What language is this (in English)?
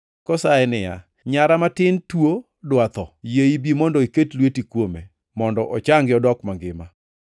Luo (Kenya and Tanzania)